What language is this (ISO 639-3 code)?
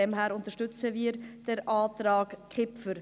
gsw